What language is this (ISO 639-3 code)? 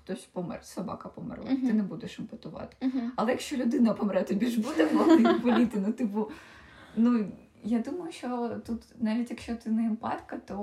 ukr